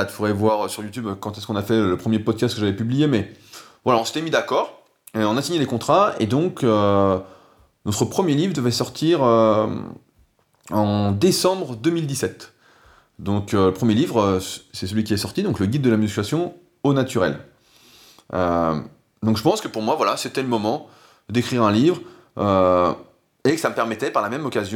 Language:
French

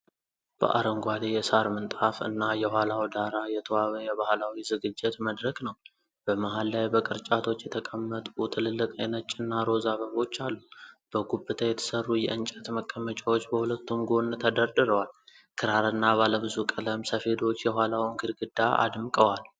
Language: Amharic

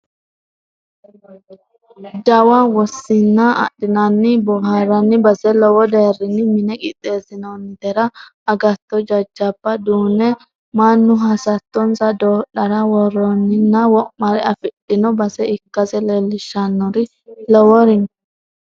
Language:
Sidamo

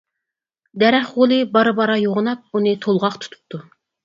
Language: Uyghur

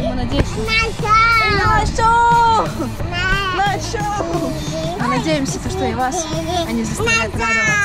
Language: Russian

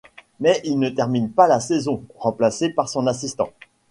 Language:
French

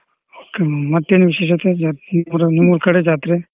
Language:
Kannada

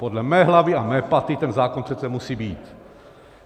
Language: Czech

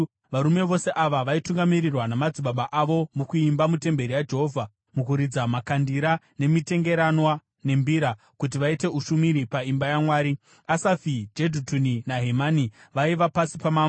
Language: Shona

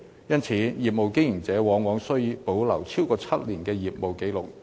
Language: Cantonese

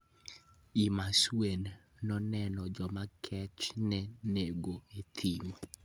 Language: Luo (Kenya and Tanzania)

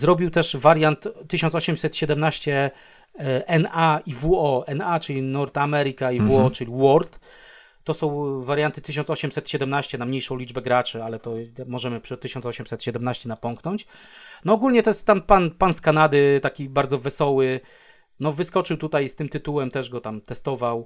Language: Polish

